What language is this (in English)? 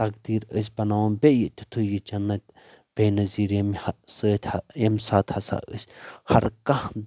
Kashmiri